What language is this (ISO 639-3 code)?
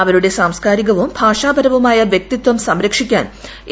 mal